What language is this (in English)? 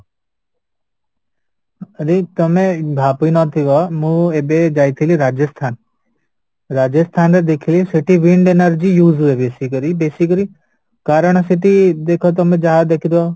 Odia